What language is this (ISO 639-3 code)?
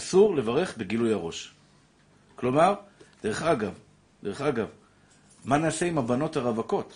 heb